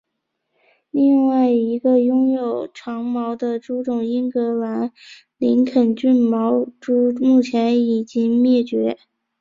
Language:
Chinese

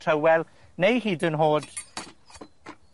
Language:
Welsh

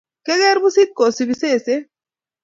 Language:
Kalenjin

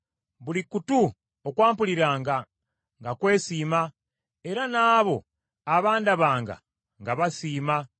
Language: Ganda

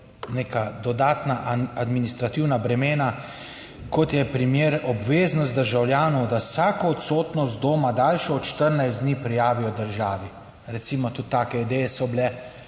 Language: Slovenian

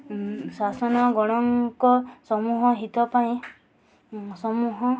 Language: Odia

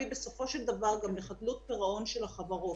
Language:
Hebrew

